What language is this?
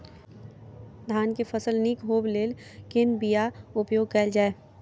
Maithili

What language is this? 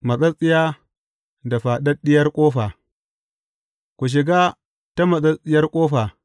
Hausa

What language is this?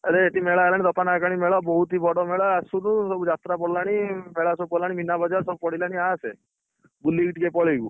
Odia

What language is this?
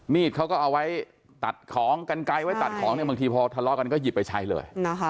Thai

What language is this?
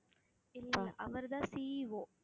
Tamil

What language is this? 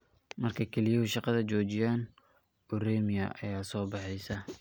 Somali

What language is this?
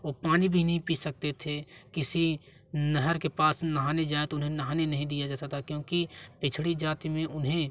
Hindi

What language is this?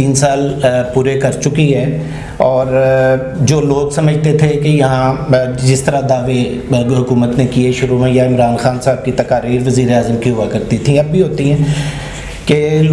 Urdu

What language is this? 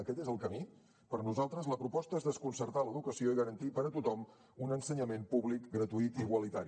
Catalan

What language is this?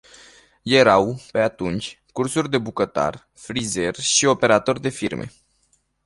Romanian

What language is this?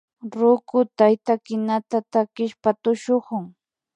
Imbabura Highland Quichua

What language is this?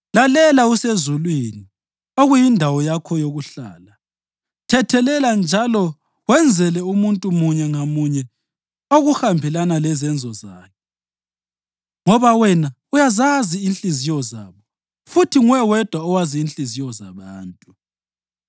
North Ndebele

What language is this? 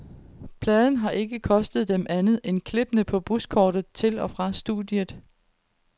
Danish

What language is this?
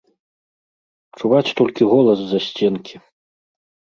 Belarusian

